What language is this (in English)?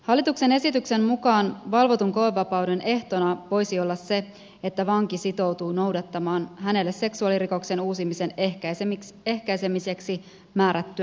Finnish